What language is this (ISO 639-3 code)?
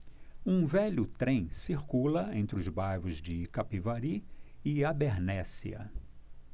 por